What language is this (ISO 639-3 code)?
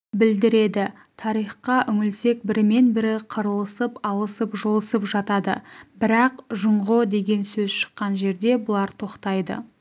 kaz